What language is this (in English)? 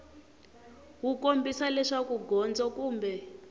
Tsonga